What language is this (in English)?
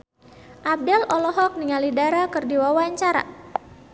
Sundanese